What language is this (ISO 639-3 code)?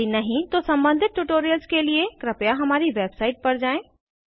hin